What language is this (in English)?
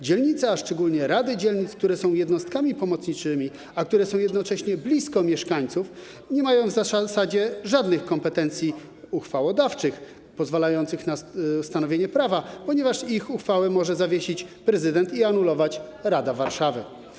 Polish